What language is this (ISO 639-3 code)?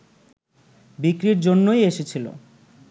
ben